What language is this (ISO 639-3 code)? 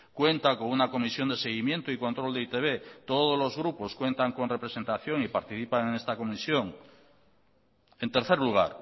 spa